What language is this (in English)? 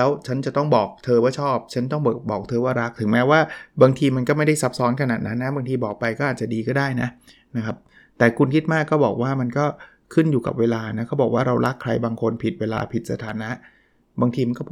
Thai